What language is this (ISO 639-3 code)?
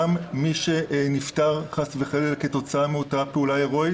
heb